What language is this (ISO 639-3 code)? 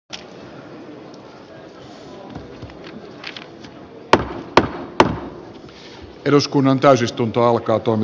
fin